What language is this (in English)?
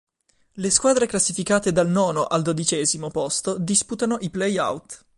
Italian